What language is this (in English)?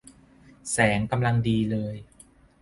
Thai